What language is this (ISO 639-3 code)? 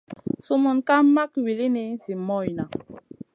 mcn